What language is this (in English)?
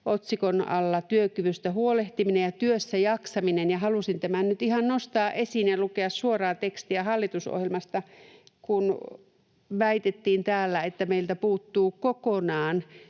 Finnish